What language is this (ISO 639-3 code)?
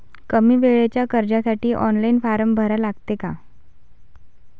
mar